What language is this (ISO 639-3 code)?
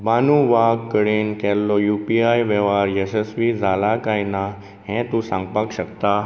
kok